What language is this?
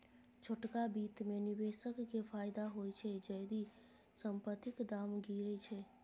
Maithili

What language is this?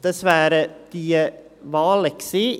Swiss German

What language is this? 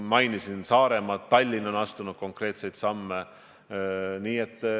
Estonian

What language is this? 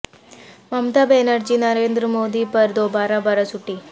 Urdu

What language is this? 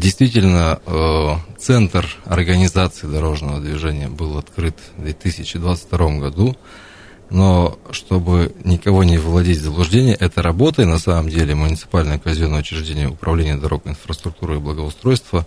Russian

